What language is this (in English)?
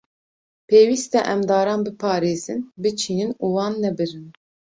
Kurdish